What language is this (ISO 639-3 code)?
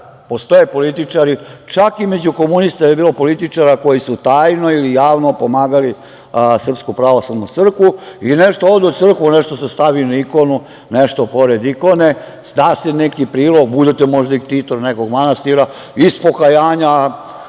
srp